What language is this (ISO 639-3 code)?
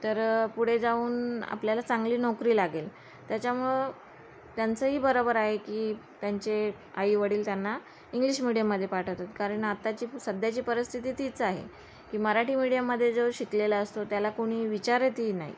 mar